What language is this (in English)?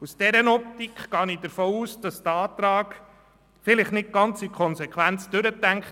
Swiss German